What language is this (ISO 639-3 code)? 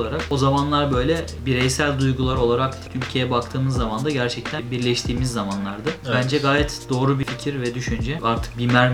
tur